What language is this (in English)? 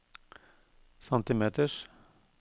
Norwegian